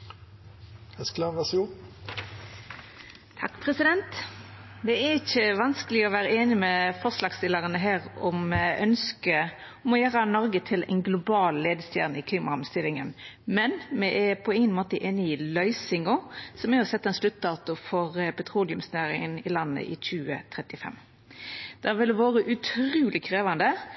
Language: Norwegian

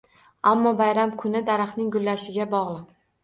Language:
Uzbek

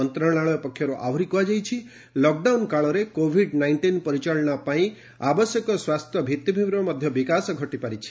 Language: Odia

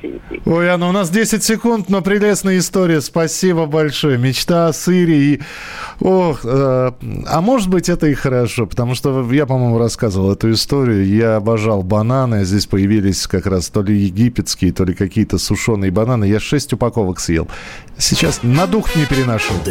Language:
Russian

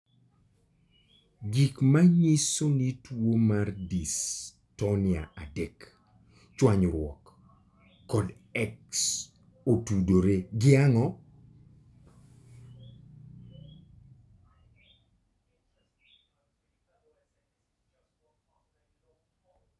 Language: Luo (Kenya and Tanzania)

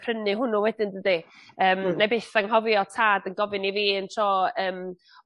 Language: Welsh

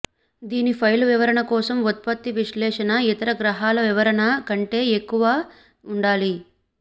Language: Telugu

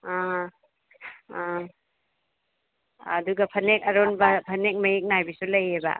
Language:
Manipuri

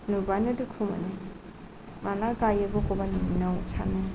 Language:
Bodo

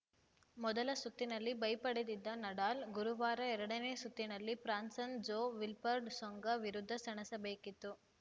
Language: Kannada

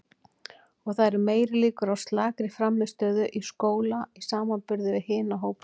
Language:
Icelandic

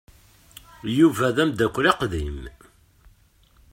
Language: Kabyle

